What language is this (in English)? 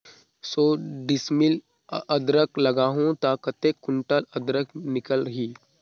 Chhattisgarhi